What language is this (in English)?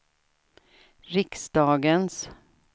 Swedish